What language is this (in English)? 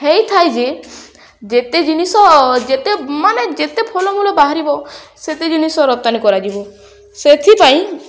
Odia